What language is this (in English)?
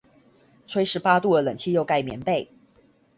Chinese